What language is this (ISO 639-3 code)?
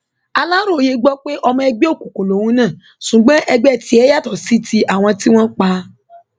yor